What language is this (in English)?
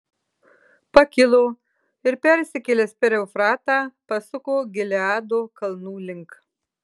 Lithuanian